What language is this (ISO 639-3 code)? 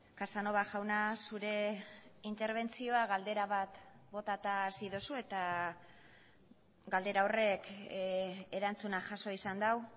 eus